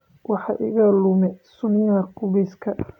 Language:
Somali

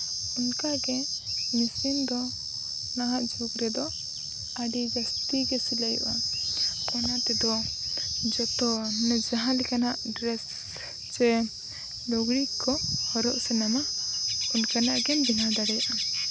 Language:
Santali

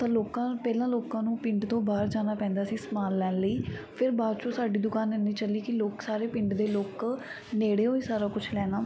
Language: Punjabi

